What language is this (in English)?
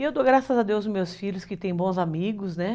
Portuguese